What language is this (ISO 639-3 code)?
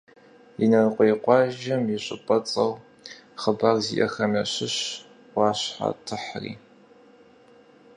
kbd